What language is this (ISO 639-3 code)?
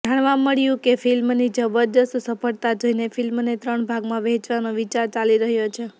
guj